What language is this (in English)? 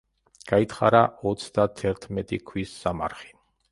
Georgian